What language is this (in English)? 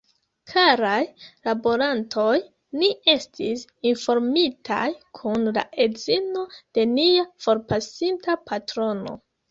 Esperanto